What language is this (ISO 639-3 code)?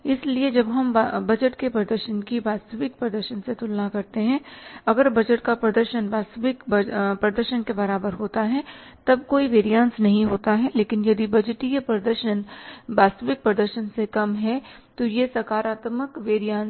hin